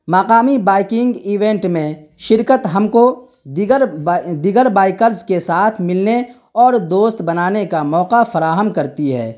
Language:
Urdu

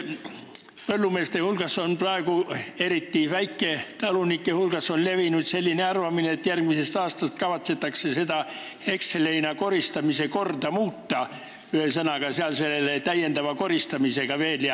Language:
Estonian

